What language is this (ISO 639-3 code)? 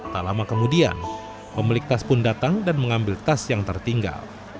ind